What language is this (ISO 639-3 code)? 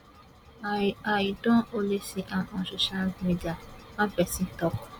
pcm